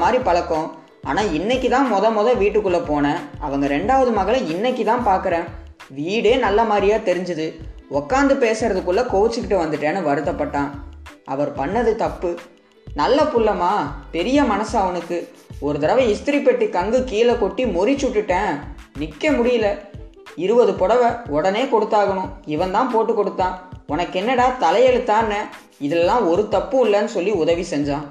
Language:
Gujarati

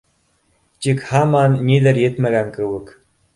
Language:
Bashkir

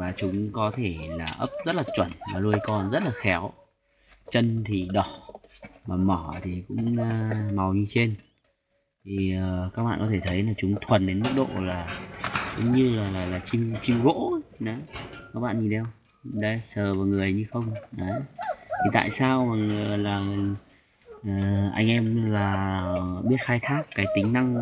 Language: Vietnamese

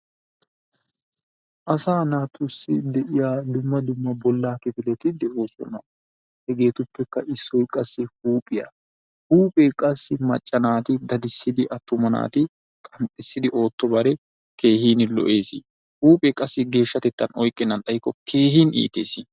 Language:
Wolaytta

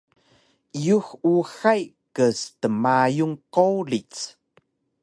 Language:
Taroko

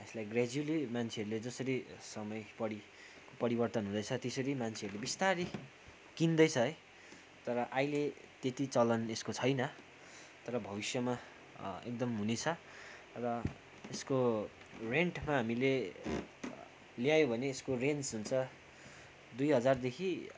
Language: Nepali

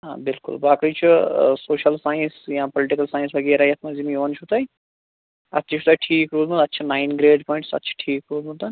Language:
Kashmiri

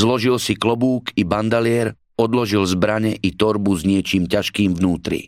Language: Slovak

